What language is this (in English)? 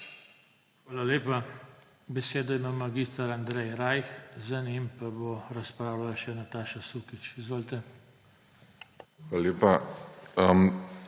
Slovenian